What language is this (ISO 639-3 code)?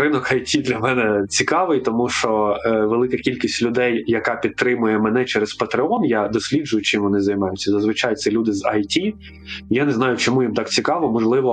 ukr